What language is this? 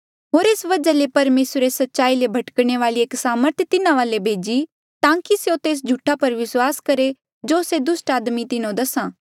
Mandeali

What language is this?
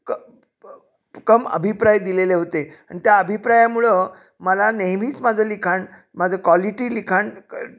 Marathi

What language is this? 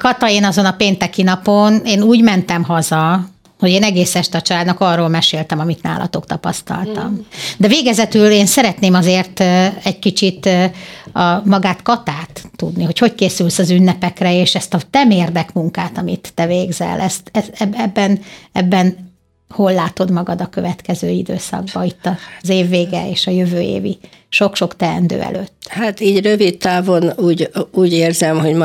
Hungarian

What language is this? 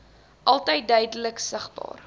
Afrikaans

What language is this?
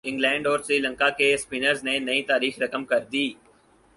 Urdu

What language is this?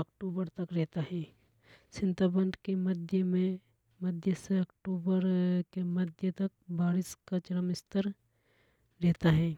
Hadothi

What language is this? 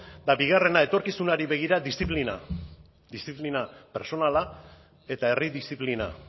Basque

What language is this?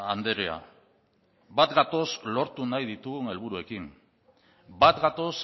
Basque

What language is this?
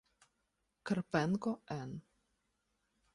Ukrainian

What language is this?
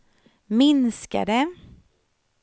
Swedish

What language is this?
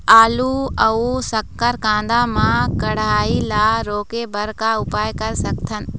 Chhattisgarhi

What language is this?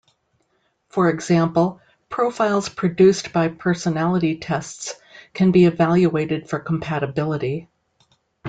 English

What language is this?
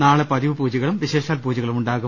Malayalam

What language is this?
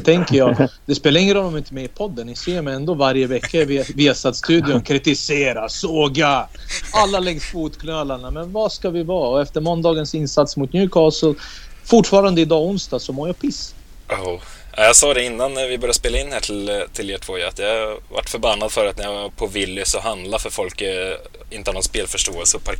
Swedish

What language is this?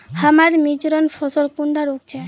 Magahi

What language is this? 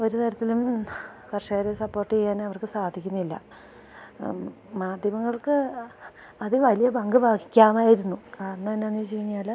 Malayalam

